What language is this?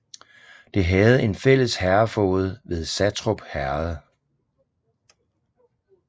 Danish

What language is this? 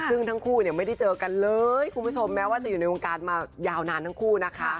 Thai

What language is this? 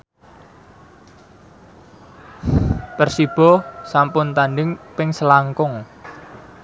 Javanese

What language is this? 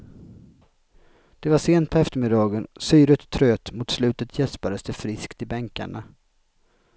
Swedish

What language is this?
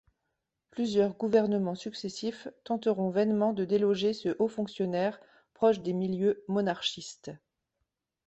French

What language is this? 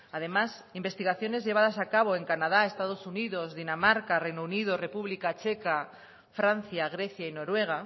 Spanish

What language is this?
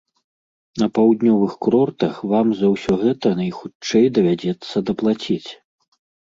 Belarusian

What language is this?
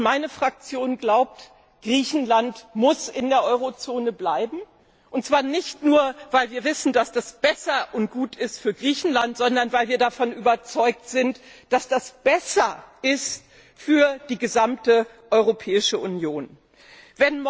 German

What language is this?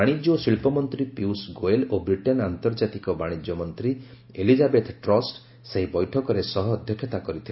Odia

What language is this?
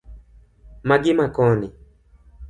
Luo (Kenya and Tanzania)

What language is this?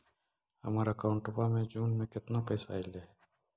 Magahi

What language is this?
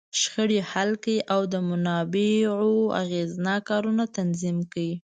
Pashto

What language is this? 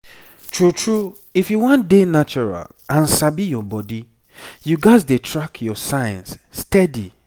Nigerian Pidgin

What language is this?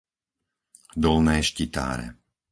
Slovak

